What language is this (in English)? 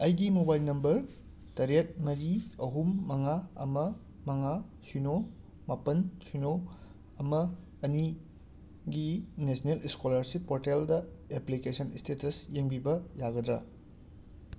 Manipuri